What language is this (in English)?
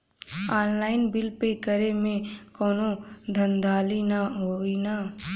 Bhojpuri